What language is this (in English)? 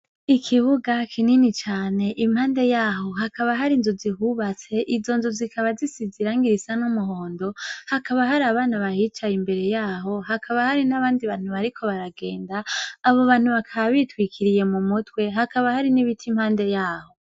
Rundi